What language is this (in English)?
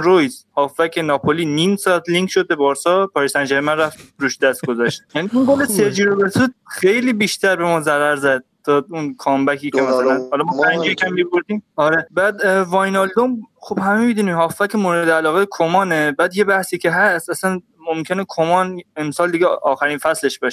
Persian